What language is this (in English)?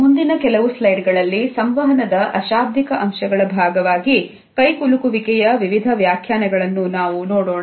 Kannada